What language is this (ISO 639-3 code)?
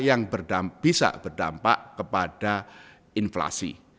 ind